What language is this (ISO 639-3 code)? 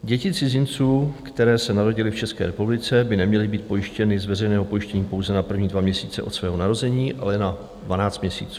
ces